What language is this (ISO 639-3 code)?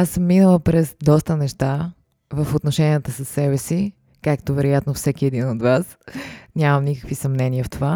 bul